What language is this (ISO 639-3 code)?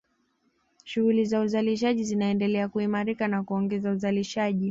swa